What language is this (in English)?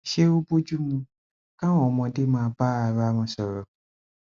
Yoruba